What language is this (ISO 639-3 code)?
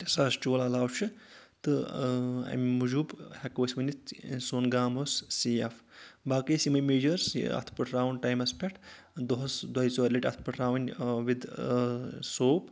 kas